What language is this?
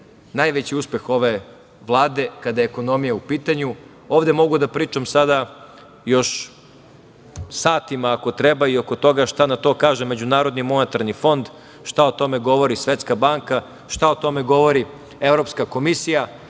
Serbian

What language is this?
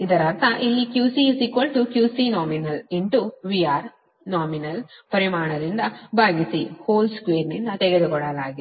Kannada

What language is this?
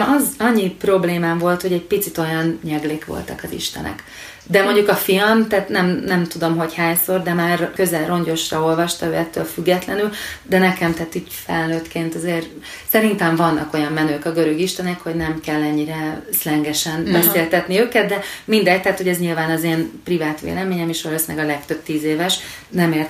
Hungarian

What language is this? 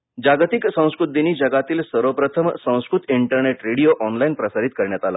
Marathi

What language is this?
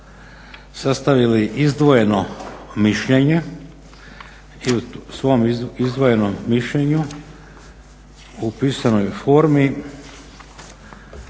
Croatian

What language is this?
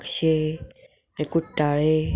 Konkani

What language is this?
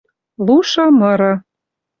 Western Mari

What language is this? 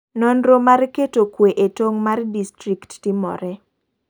Luo (Kenya and Tanzania)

